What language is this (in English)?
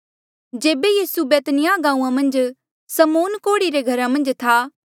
Mandeali